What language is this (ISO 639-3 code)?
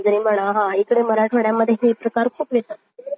mar